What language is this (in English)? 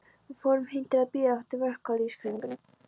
Icelandic